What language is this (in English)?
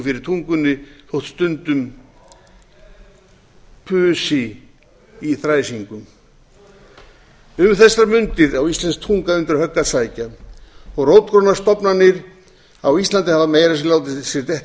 Icelandic